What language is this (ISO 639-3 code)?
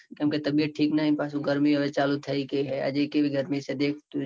guj